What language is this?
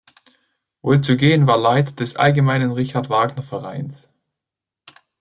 German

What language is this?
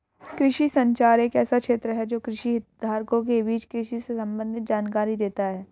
Hindi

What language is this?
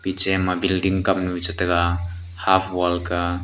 Wancho Naga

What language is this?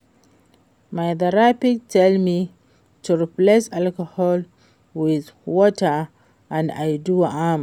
Nigerian Pidgin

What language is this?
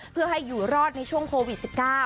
Thai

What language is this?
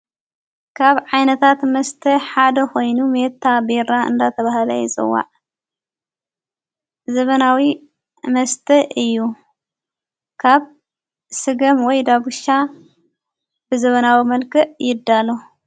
Tigrinya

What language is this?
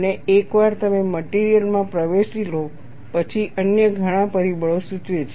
Gujarati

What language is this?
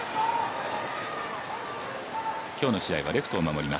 Japanese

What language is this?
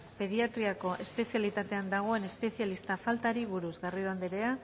Basque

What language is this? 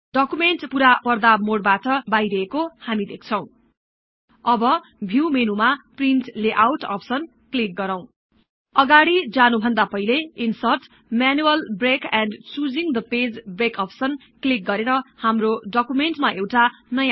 Nepali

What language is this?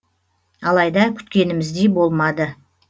Kazakh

